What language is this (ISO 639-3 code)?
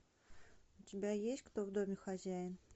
rus